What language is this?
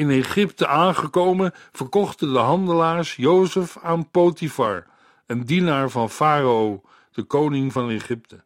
Dutch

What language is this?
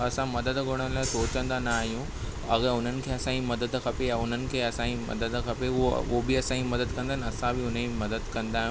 Sindhi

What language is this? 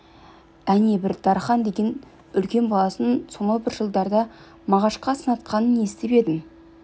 Kazakh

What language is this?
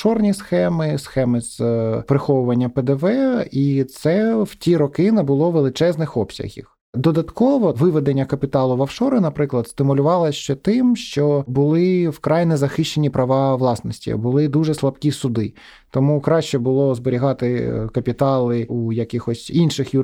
Ukrainian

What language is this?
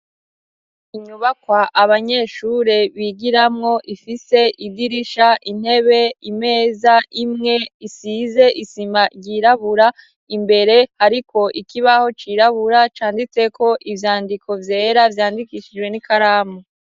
Rundi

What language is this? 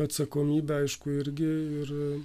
Lithuanian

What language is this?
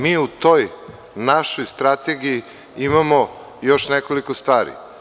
Serbian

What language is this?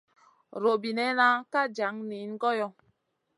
Masana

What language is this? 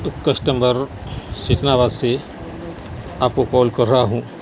Urdu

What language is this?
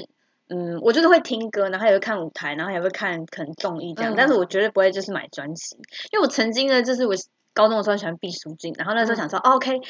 Chinese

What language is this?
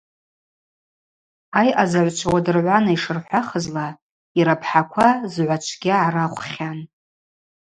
Abaza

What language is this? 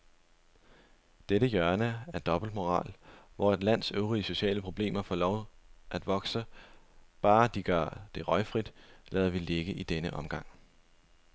Danish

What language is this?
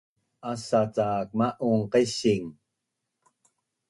Bunun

